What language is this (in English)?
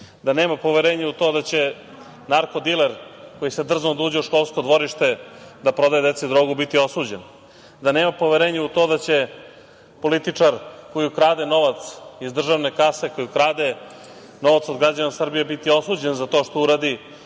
Serbian